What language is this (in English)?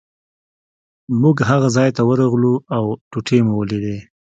Pashto